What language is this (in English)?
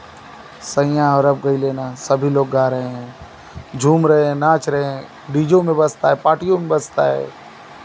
Hindi